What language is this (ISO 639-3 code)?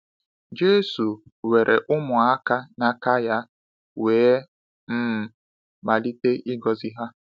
ibo